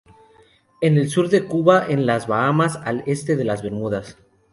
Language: Spanish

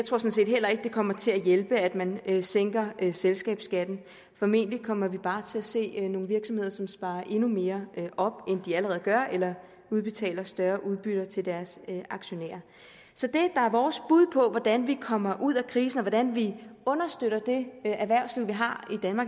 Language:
Danish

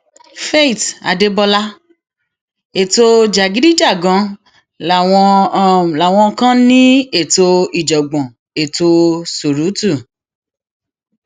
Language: Yoruba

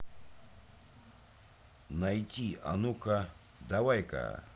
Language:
Russian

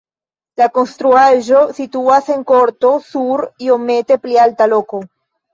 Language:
Esperanto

